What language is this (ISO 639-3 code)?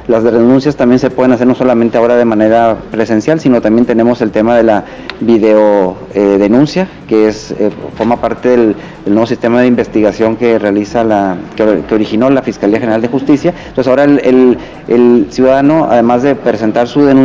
spa